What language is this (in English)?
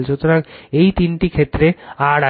Bangla